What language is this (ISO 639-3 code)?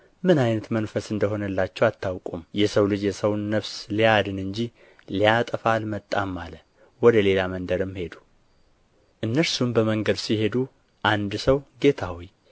amh